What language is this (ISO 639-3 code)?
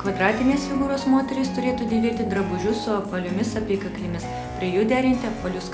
rus